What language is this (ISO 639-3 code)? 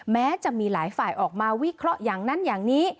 tha